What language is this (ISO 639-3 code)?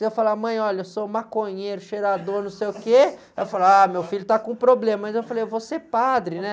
por